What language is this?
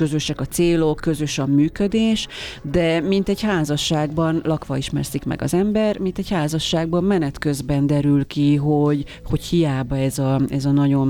Hungarian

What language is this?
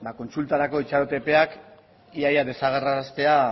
Basque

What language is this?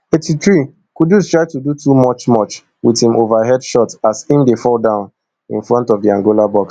Nigerian Pidgin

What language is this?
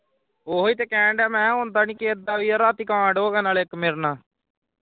Punjabi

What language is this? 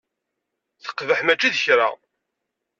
Kabyle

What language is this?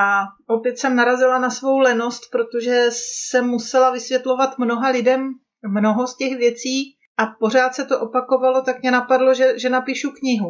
Czech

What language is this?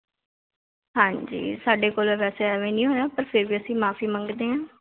Punjabi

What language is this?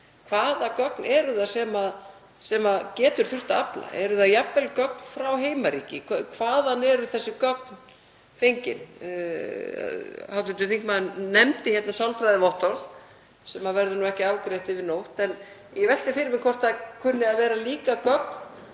Icelandic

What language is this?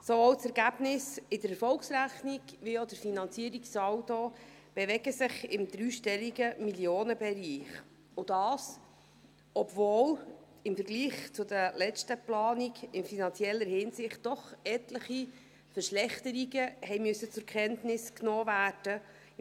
Swiss German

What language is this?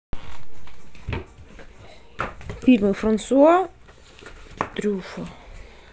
Russian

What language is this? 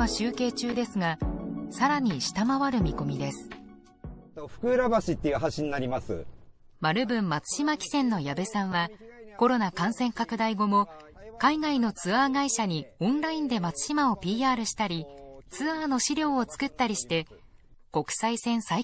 Japanese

